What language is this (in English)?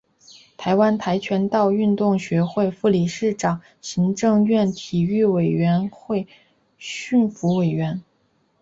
Chinese